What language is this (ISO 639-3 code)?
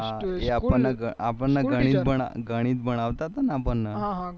guj